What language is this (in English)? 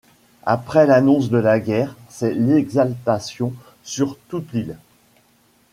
French